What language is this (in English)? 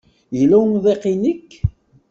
Kabyle